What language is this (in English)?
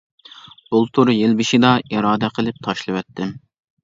Uyghur